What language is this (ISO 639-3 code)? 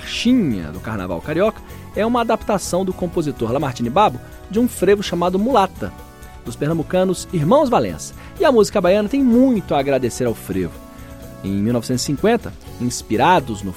por